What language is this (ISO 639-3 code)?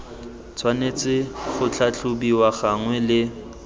tsn